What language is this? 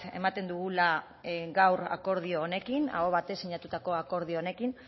Basque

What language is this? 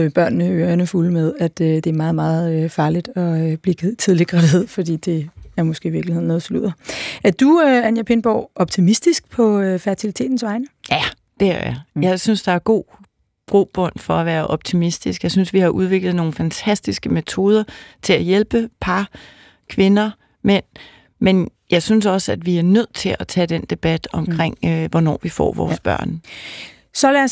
Danish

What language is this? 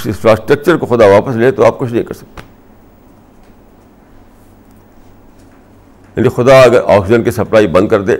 Urdu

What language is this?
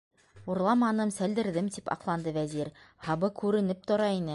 Bashkir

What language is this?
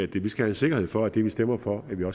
Danish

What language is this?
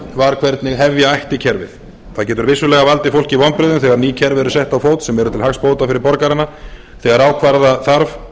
Icelandic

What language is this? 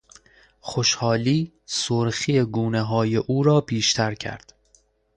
Persian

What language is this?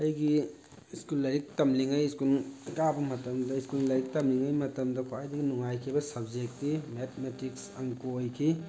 Manipuri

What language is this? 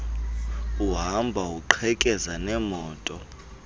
Xhosa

